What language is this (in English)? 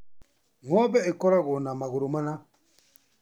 Kikuyu